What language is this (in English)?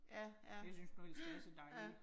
Danish